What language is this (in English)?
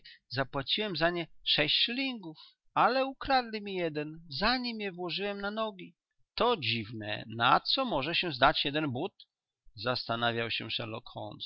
Polish